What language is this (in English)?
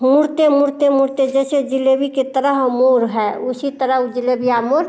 Hindi